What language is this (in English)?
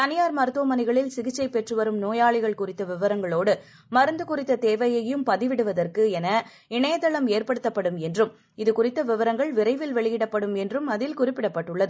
Tamil